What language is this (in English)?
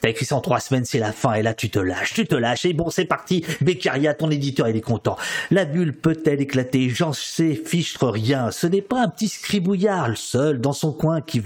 French